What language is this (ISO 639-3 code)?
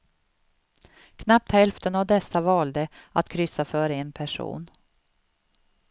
swe